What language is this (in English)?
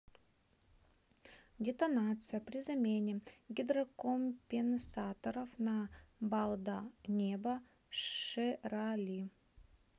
Russian